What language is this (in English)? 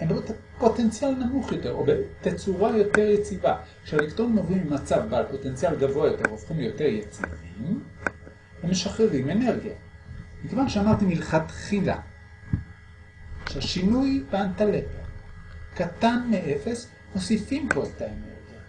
Hebrew